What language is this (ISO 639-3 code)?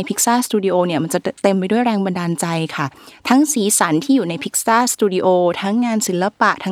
tha